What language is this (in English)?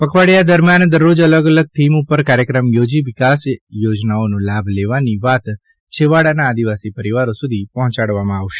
Gujarati